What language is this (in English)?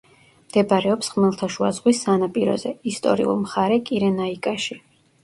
Georgian